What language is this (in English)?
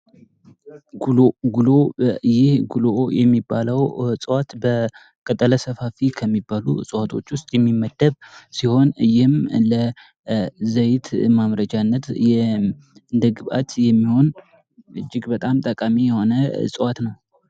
Amharic